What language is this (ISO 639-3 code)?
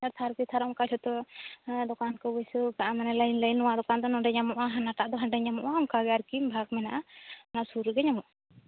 sat